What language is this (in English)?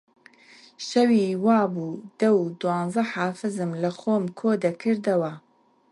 Central Kurdish